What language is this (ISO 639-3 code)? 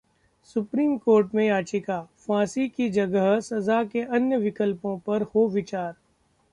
hin